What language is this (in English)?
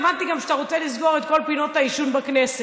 Hebrew